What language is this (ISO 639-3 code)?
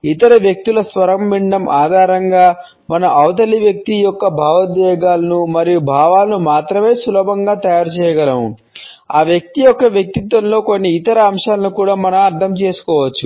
tel